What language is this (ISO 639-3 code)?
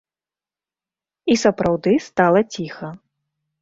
bel